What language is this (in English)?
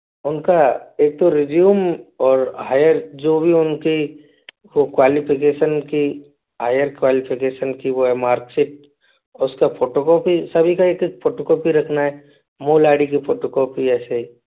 Hindi